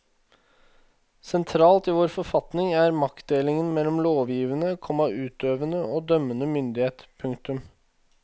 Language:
Norwegian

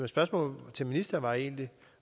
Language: Danish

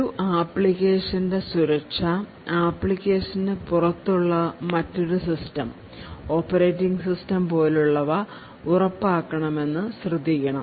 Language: Malayalam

